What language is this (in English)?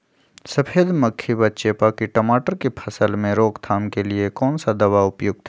Magahi